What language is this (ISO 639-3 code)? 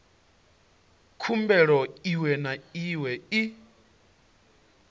ven